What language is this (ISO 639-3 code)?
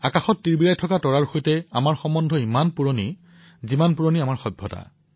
asm